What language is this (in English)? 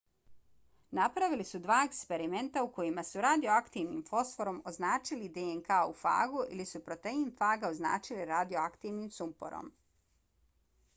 Bosnian